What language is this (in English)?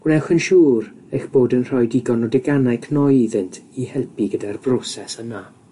Welsh